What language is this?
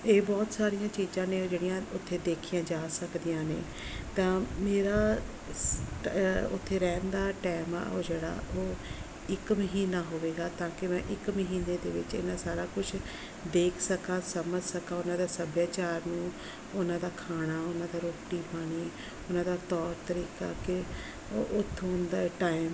Punjabi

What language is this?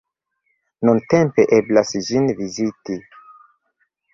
Esperanto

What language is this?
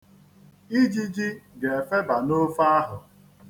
Igbo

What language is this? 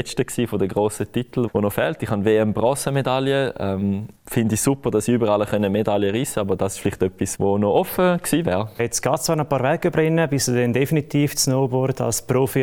German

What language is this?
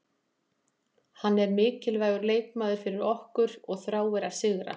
Icelandic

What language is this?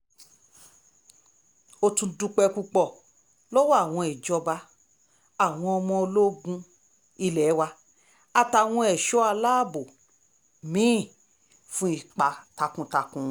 Yoruba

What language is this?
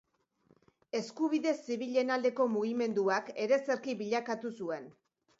Basque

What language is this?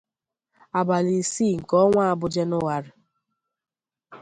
Igbo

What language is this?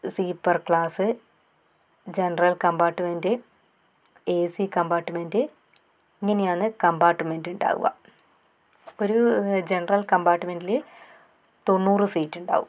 Malayalam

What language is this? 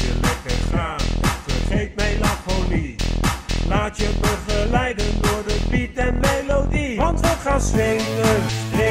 Dutch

